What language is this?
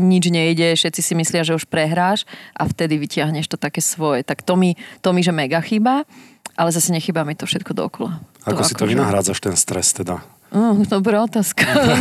Slovak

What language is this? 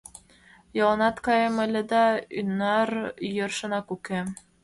Mari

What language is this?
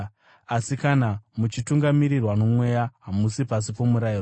Shona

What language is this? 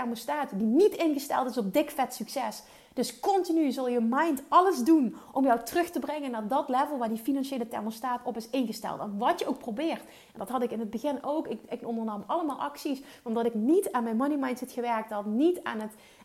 Dutch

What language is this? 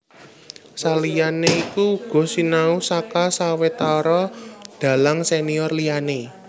Javanese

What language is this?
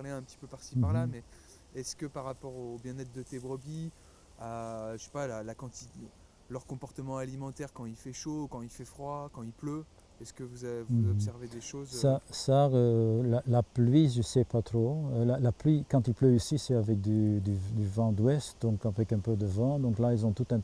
French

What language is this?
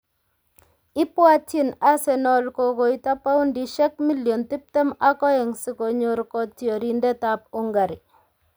Kalenjin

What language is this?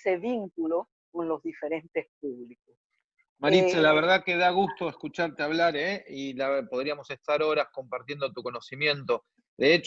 Spanish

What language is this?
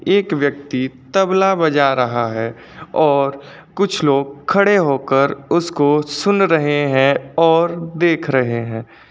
Hindi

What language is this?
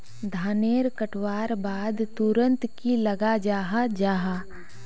Magahi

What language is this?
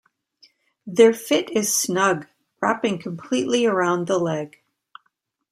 English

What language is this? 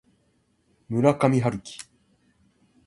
Japanese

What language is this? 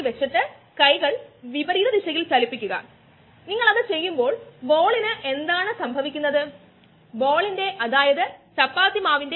Malayalam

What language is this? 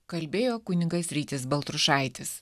Lithuanian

